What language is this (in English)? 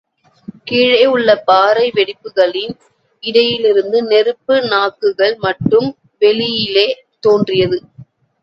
Tamil